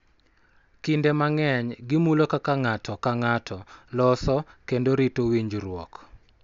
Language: Luo (Kenya and Tanzania)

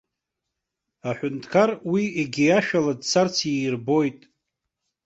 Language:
Abkhazian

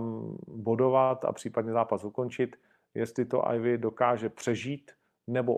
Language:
Czech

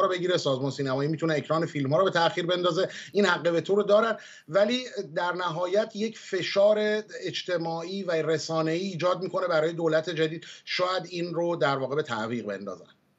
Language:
Persian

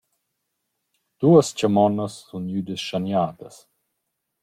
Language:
Romansh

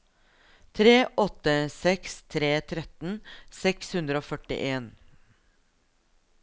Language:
Norwegian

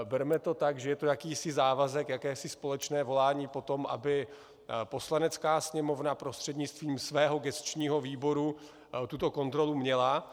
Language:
Czech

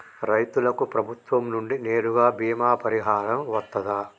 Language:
Telugu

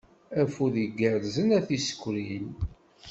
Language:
Kabyle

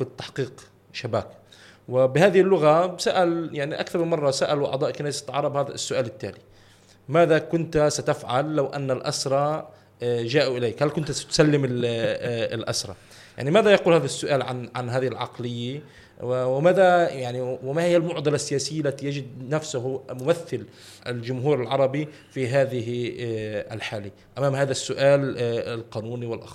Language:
Arabic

